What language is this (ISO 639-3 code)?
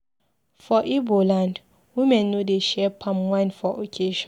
pcm